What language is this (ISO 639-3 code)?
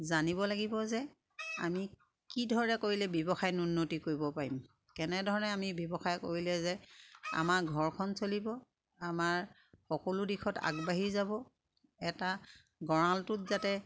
asm